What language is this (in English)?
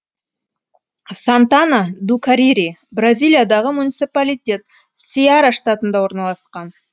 Kazakh